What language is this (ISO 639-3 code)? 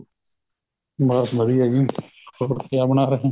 pan